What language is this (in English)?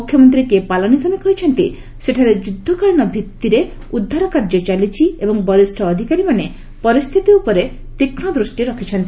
Odia